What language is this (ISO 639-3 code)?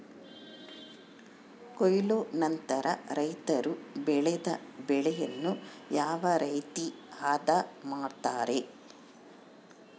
kan